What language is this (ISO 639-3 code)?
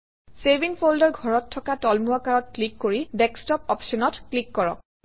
asm